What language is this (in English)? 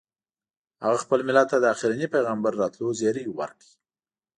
Pashto